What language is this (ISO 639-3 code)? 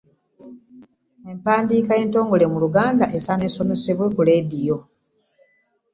lug